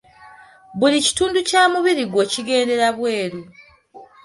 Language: Ganda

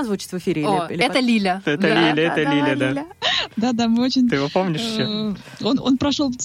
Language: Russian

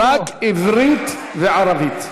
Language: Hebrew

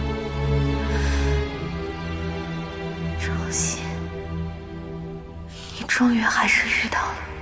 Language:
Chinese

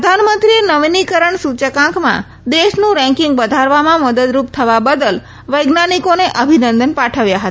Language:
Gujarati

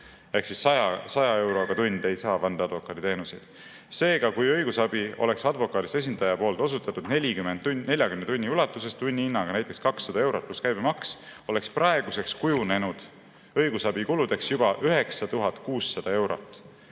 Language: Estonian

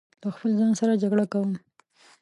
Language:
Pashto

